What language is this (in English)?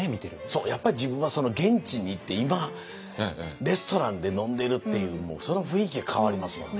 Japanese